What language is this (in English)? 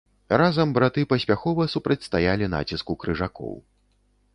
Belarusian